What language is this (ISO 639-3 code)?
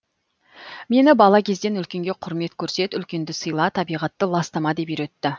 kaz